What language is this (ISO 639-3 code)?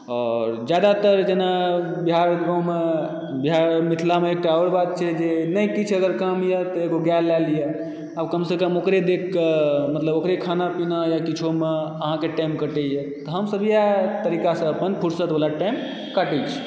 mai